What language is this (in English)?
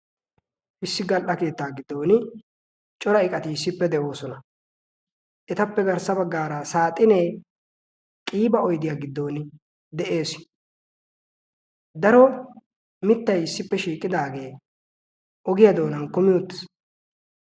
Wolaytta